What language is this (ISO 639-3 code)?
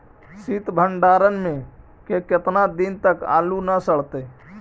mag